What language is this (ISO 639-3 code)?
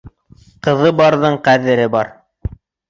bak